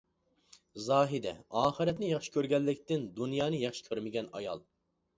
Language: Uyghur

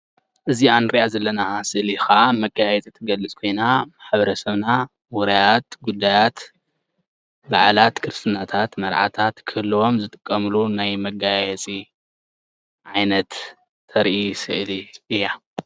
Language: Tigrinya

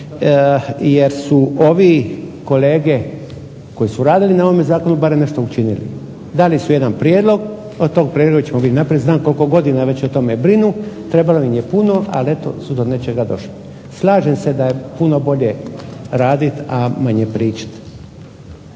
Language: Croatian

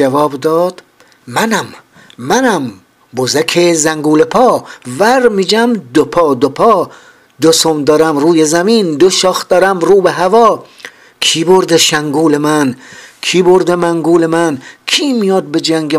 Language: Persian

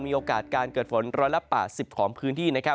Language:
Thai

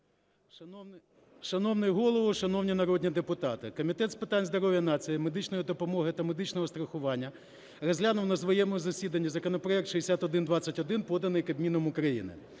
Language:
Ukrainian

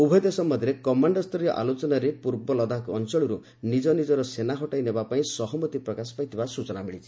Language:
Odia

